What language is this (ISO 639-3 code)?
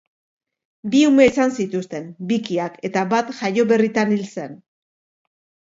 eus